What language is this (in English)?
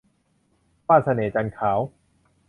Thai